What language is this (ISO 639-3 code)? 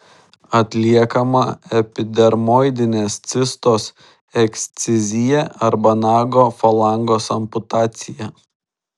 lit